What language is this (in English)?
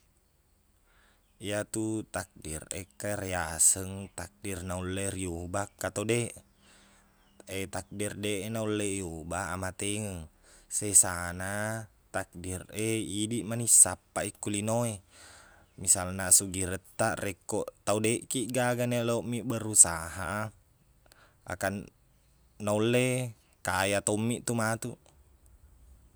Buginese